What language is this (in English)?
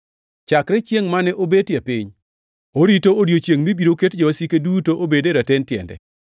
Luo (Kenya and Tanzania)